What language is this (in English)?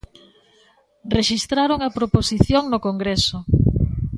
Galician